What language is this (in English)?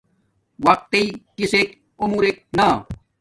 Domaaki